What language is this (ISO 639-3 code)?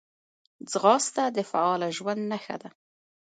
pus